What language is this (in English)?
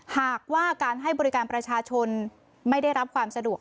Thai